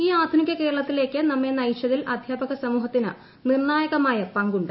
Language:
Malayalam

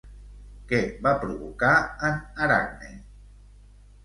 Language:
Catalan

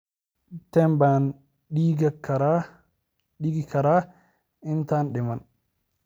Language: Somali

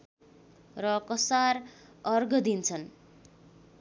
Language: Nepali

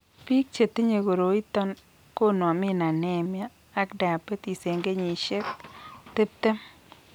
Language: Kalenjin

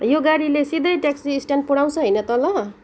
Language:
Nepali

